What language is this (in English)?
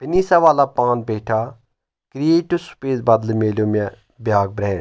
Kashmiri